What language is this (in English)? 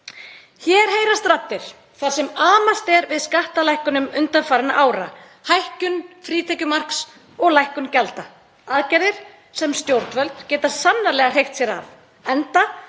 Icelandic